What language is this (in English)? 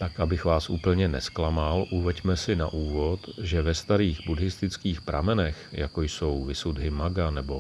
Czech